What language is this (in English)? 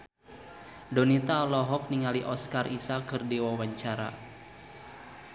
Sundanese